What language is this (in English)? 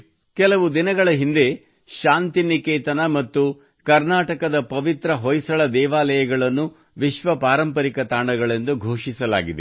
Kannada